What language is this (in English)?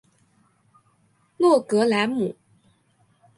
Chinese